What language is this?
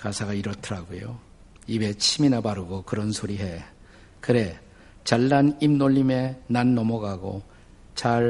Korean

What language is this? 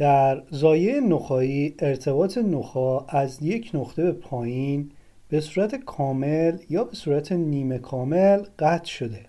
Persian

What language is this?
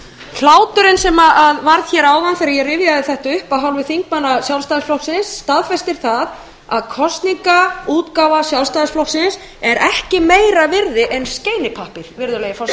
Icelandic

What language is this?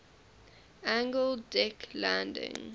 English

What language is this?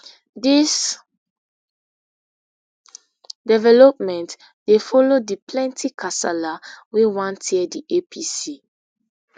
Nigerian Pidgin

